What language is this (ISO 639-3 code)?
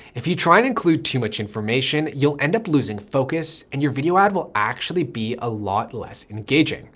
eng